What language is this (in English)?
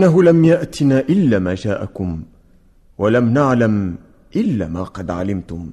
Arabic